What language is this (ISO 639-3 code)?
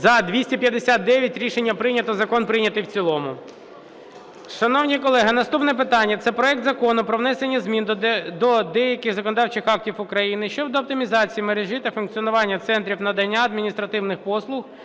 ukr